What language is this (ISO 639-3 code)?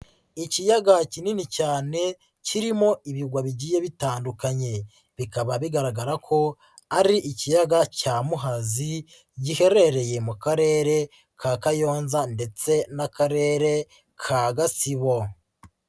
kin